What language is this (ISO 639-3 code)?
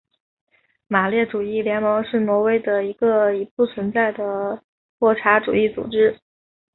zho